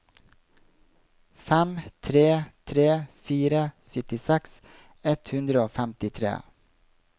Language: Norwegian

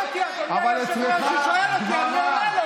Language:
Hebrew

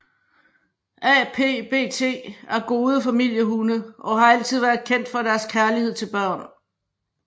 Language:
Danish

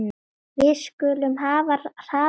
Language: Icelandic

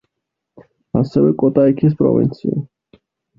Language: Georgian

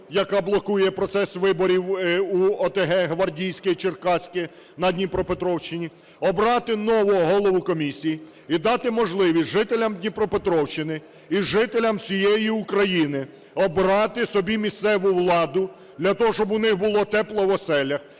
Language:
Ukrainian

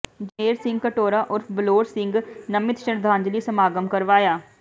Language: Punjabi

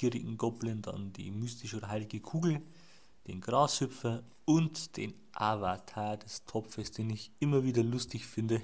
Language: German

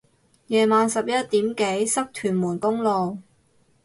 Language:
Cantonese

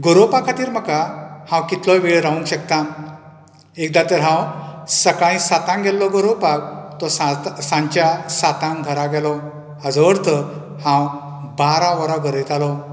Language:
Konkani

